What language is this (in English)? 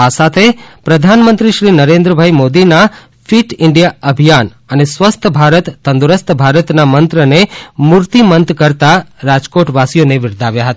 Gujarati